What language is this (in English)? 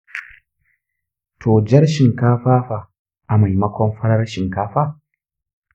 Hausa